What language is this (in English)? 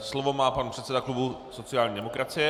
Czech